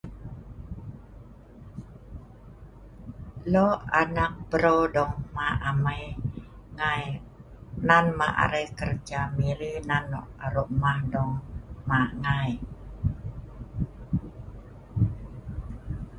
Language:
Sa'ban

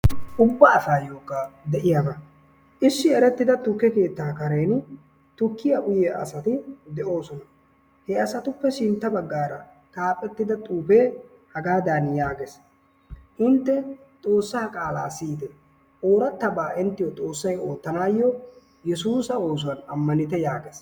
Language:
Wolaytta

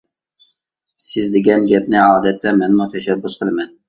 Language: Uyghur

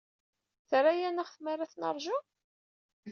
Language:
Kabyle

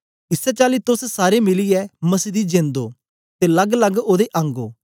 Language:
Dogri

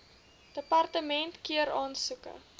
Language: Afrikaans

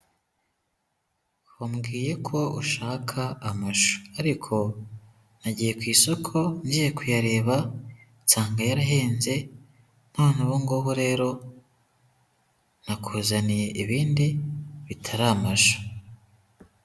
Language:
Kinyarwanda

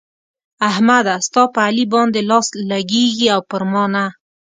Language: Pashto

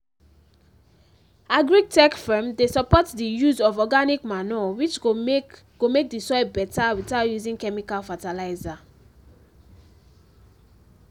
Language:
Nigerian Pidgin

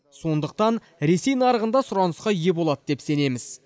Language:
Kazakh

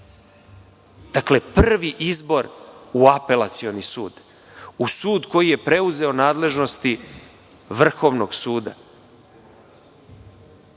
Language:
Serbian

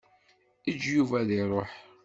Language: Kabyle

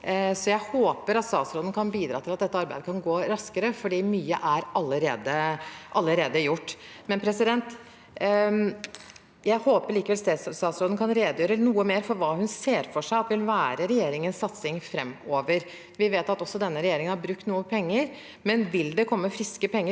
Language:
Norwegian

